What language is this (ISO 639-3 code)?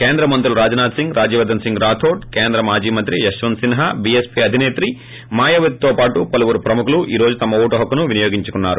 tel